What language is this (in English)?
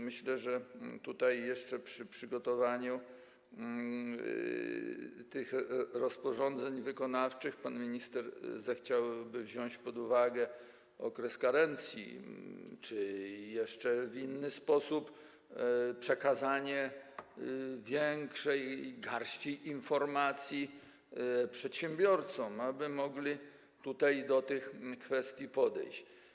Polish